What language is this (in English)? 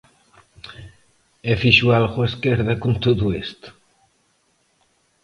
Galician